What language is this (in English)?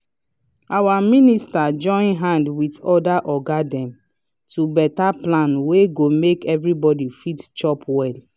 Nigerian Pidgin